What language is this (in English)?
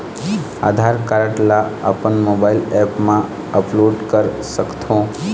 Chhattisgarhi